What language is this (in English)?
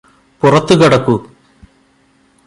Malayalam